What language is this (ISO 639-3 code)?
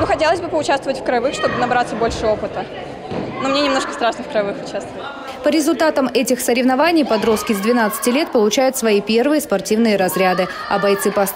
rus